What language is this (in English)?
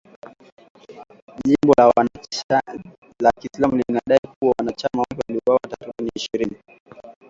Swahili